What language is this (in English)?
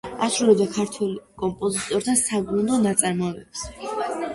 Georgian